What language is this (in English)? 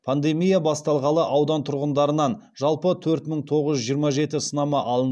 Kazakh